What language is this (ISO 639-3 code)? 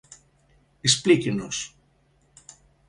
glg